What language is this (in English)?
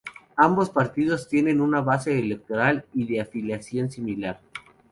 Spanish